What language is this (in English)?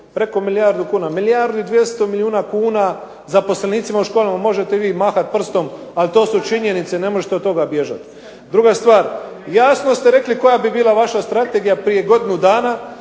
Croatian